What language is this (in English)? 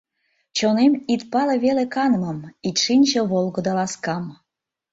Mari